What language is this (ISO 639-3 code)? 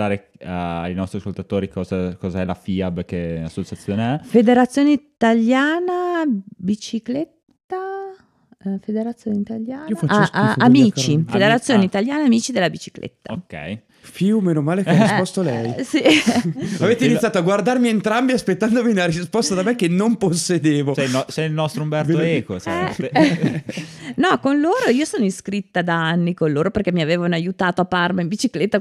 ita